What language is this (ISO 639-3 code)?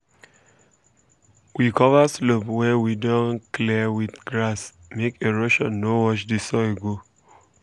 pcm